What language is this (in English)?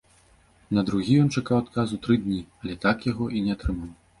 Belarusian